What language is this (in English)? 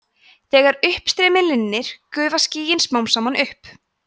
Icelandic